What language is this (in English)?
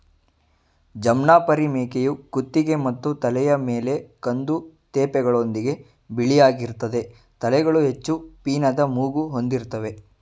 Kannada